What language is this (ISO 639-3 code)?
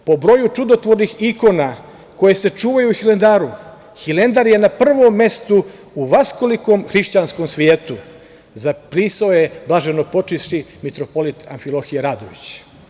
srp